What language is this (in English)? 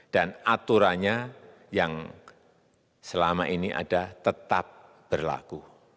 Indonesian